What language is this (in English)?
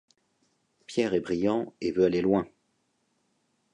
French